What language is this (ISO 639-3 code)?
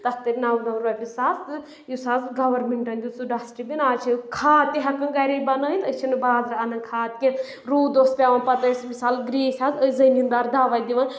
kas